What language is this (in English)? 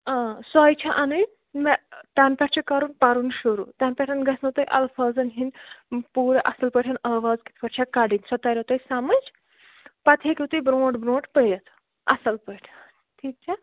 Kashmiri